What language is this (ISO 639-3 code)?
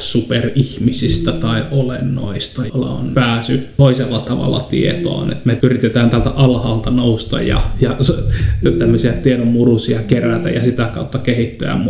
fin